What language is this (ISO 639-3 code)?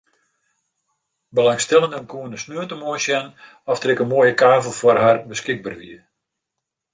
fry